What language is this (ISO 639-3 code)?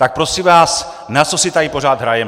ces